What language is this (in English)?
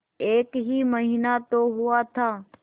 Hindi